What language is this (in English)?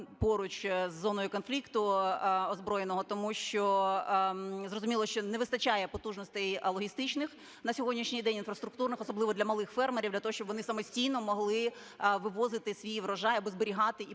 Ukrainian